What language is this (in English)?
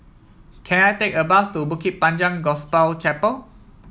English